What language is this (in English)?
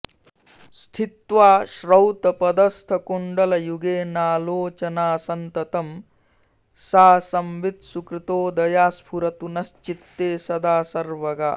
Sanskrit